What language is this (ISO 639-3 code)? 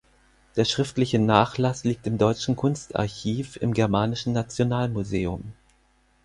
deu